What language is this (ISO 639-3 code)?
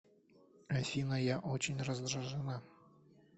rus